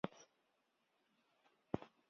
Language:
Chinese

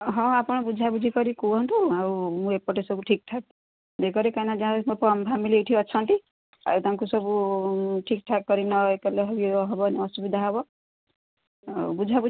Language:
Odia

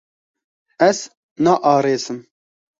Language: Kurdish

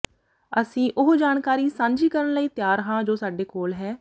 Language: Punjabi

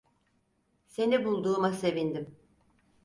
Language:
Turkish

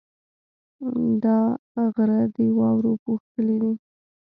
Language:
Pashto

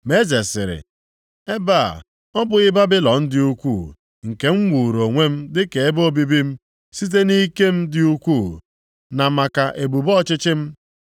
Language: Igbo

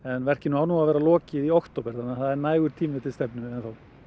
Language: Icelandic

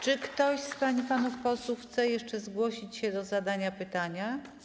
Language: Polish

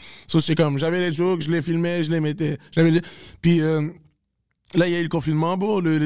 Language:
French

